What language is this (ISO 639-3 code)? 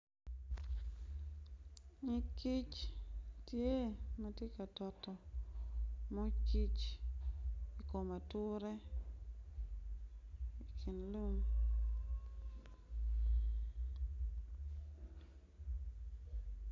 ach